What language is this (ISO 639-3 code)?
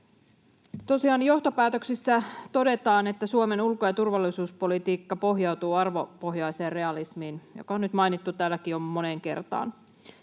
fin